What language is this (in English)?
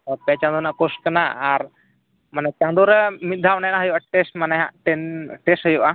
Santali